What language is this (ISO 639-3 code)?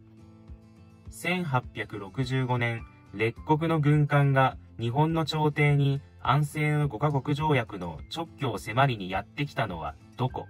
jpn